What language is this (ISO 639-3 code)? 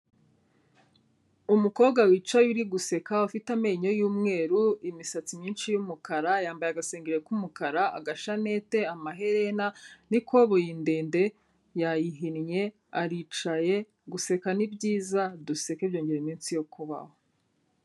kin